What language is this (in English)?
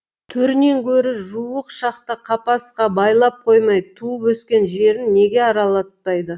Kazakh